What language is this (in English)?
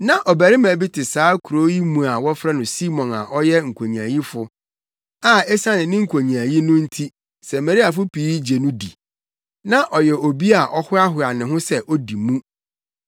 Akan